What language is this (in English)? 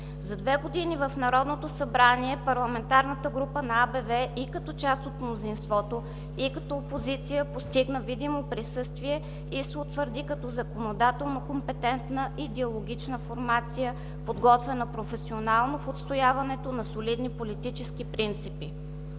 Bulgarian